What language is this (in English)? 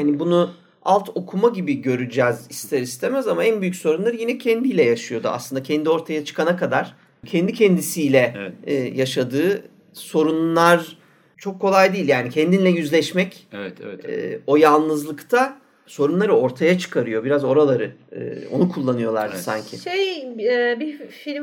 Turkish